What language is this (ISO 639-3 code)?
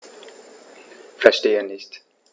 deu